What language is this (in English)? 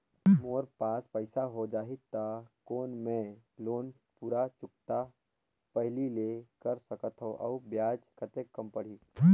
Chhattisgarhi